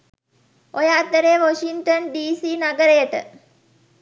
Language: Sinhala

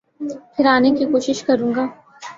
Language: Urdu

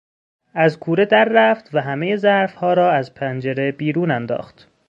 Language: Persian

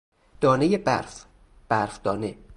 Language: Persian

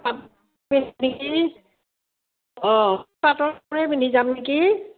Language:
Assamese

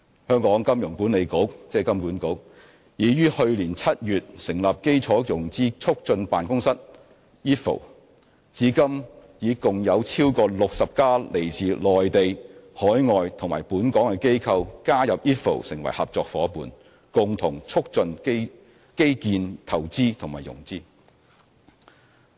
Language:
Cantonese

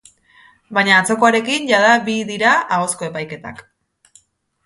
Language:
Basque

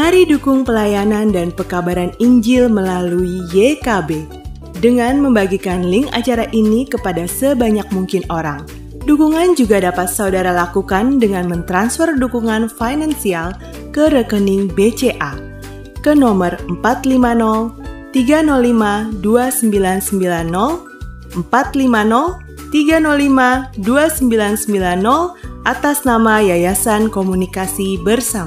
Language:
Indonesian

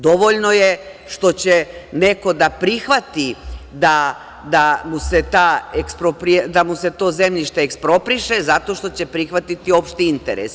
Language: Serbian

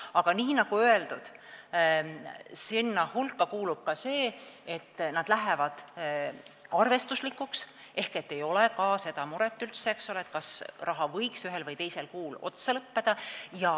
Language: Estonian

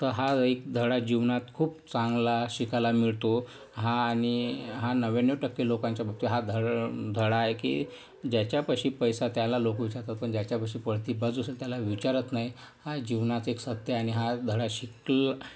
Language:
Marathi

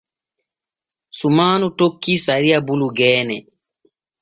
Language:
Borgu Fulfulde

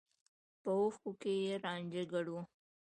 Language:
Pashto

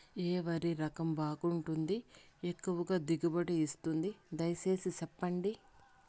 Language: Telugu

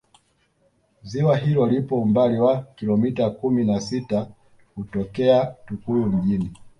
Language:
Swahili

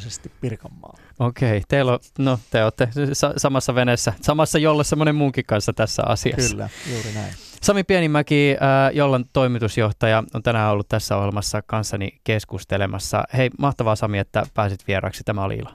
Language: Finnish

